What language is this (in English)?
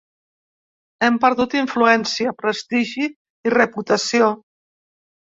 Catalan